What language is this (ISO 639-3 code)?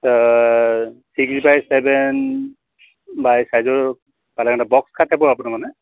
asm